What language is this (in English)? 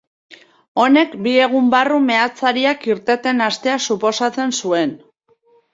Basque